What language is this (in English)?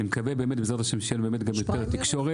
Hebrew